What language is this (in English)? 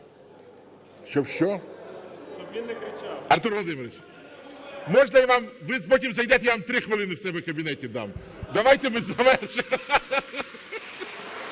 Ukrainian